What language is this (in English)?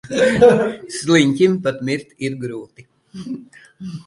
Latvian